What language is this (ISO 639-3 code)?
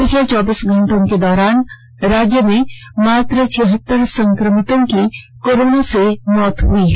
hin